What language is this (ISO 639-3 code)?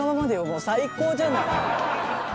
jpn